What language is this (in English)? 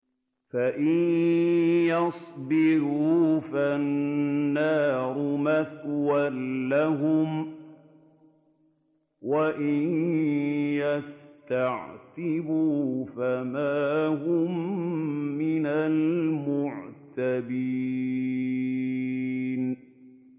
Arabic